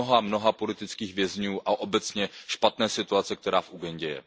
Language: Czech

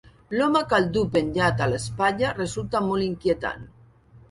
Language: Catalan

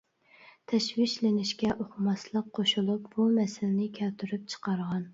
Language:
Uyghur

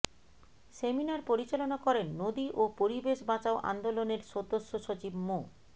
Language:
Bangla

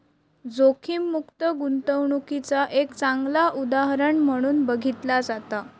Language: Marathi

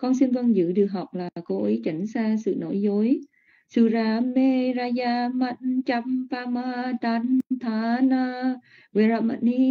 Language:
Vietnamese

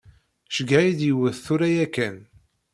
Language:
Kabyle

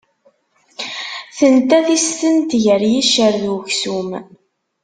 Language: Kabyle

